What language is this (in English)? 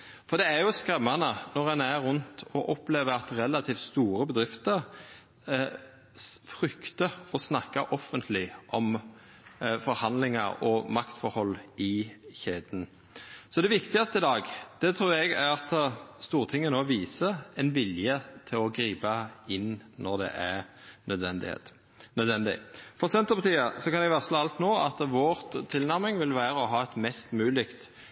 Norwegian Nynorsk